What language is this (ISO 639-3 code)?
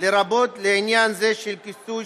heb